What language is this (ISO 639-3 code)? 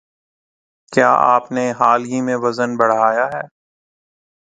urd